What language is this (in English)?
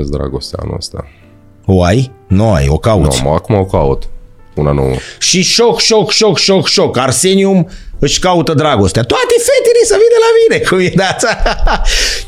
Romanian